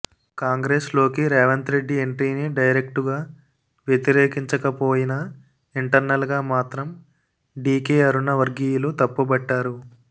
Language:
Telugu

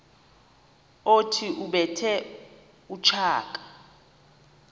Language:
Xhosa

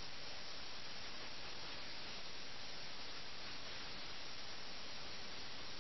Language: Malayalam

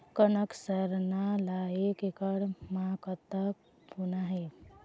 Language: Chhattisgarhi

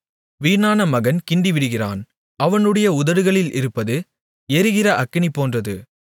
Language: Tamil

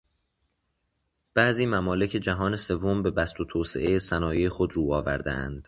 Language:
Persian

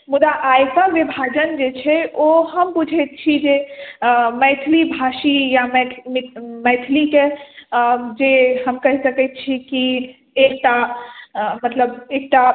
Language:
Maithili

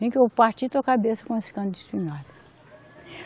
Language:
Portuguese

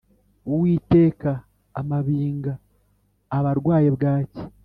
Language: Kinyarwanda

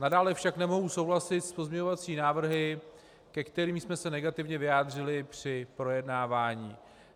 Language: Czech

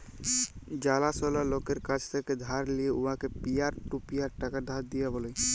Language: Bangla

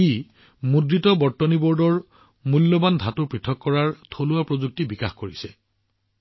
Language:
Assamese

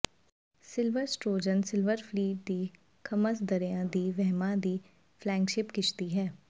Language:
Punjabi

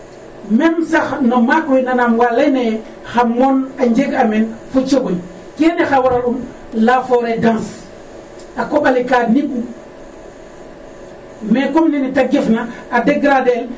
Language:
Serer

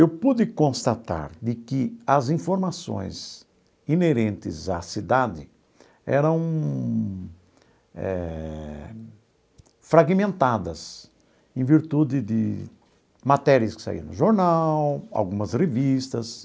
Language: Portuguese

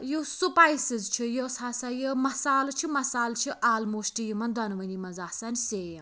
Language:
Kashmiri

